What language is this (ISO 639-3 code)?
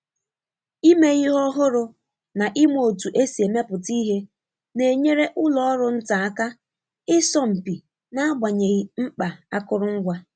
ibo